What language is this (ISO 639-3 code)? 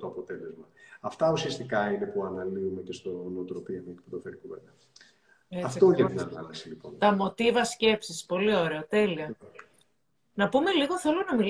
ell